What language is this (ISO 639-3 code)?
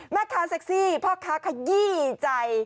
tha